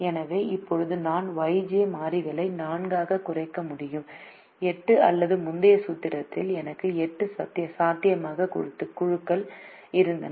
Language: Tamil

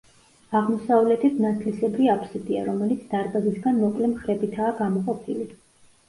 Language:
Georgian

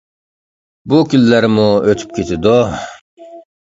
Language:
Uyghur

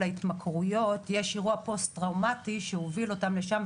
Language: Hebrew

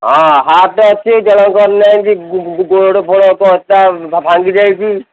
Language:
Odia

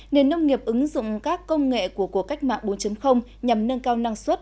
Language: Vietnamese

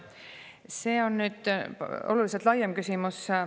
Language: Estonian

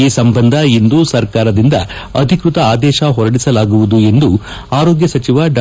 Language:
Kannada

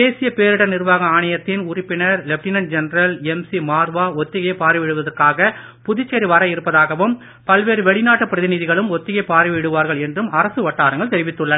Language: Tamil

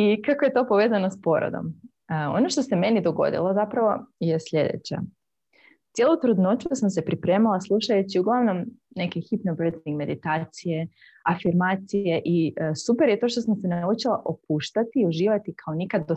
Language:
Croatian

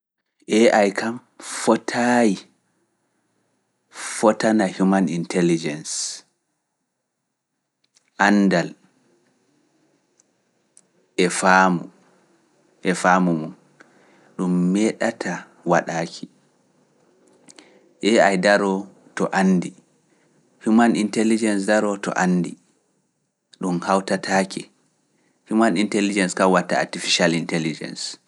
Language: Fula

